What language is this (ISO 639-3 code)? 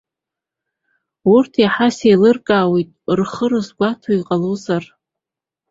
abk